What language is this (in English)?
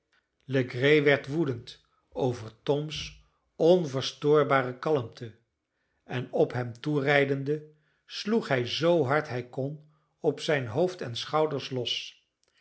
Dutch